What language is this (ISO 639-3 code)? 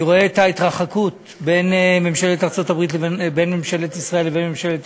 heb